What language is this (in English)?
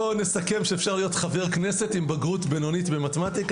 Hebrew